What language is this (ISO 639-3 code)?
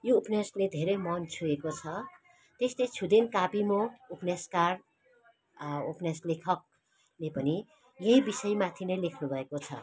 nep